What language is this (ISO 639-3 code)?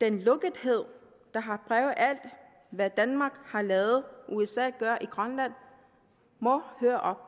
dan